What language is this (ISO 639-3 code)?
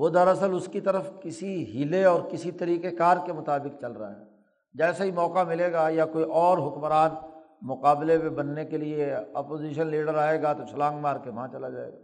urd